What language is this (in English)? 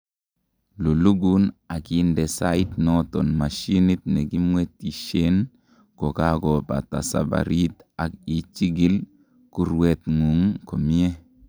Kalenjin